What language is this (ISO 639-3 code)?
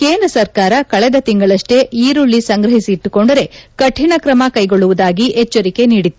kan